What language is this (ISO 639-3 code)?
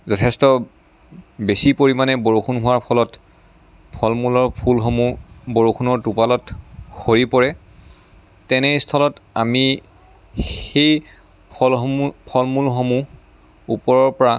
asm